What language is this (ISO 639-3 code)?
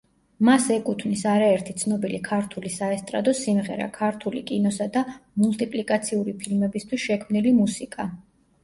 kat